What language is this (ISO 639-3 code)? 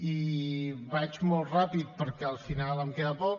cat